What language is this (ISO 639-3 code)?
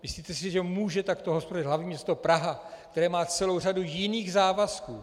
ces